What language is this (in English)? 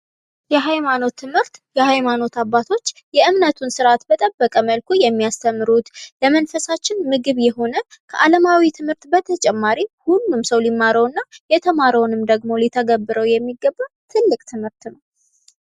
Amharic